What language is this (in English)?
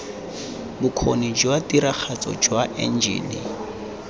Tswana